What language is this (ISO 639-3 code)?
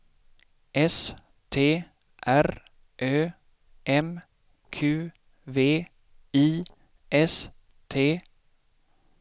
swe